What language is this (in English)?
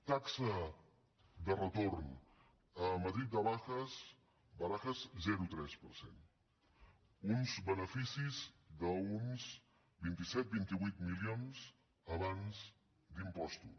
Catalan